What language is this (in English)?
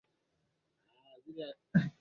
Swahili